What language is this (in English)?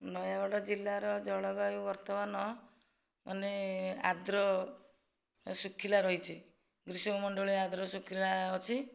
Odia